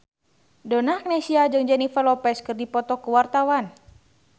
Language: Sundanese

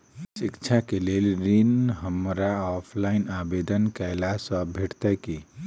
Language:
Maithili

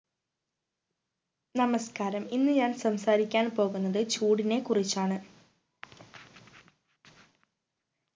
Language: Malayalam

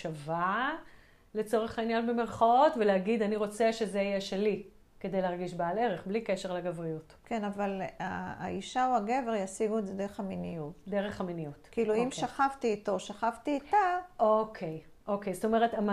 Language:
Hebrew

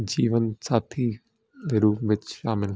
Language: Punjabi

